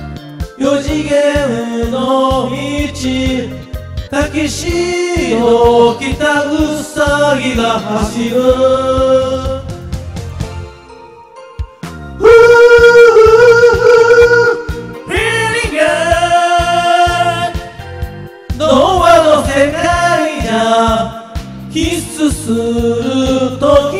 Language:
Korean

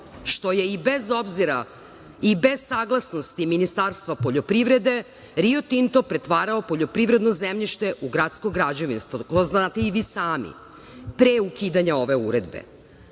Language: Serbian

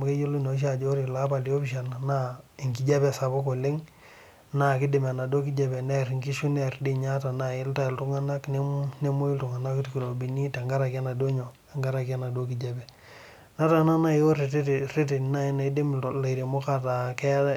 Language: Masai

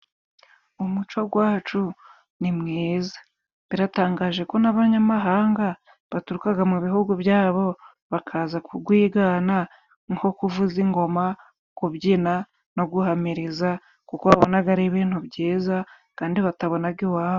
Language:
Kinyarwanda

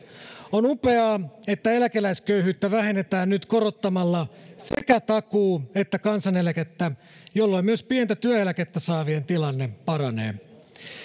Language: Finnish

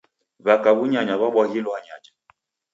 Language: Taita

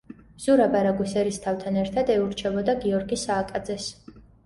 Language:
Georgian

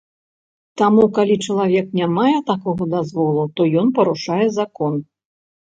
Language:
Belarusian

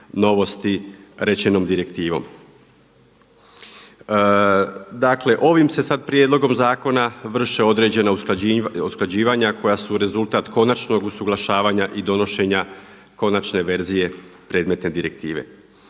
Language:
Croatian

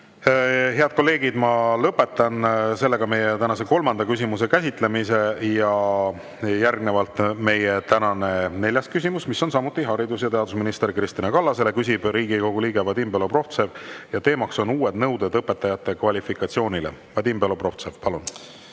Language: Estonian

